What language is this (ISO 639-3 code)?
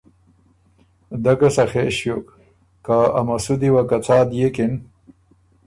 oru